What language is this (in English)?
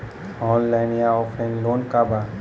Bhojpuri